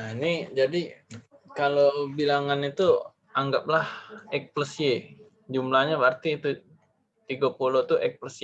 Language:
Indonesian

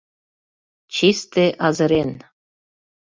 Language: Mari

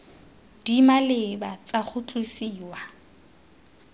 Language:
Tswana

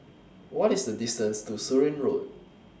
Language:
English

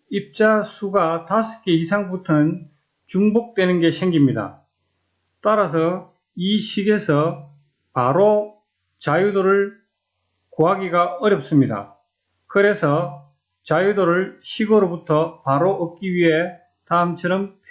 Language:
Korean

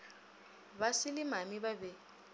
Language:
Northern Sotho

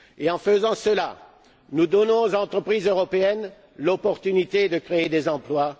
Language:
French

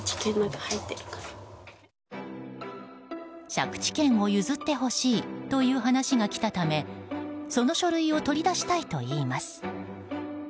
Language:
Japanese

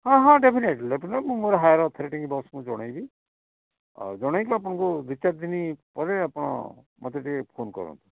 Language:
Odia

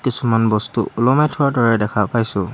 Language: Assamese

